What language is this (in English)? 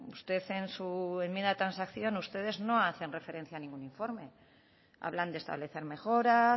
Spanish